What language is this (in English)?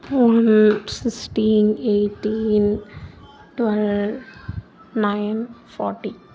Tamil